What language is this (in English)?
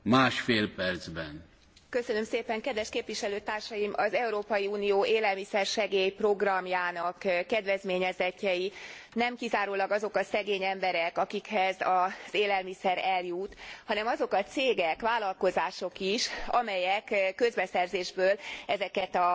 Hungarian